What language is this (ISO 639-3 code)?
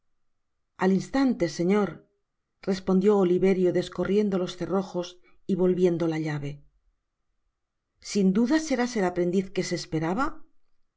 spa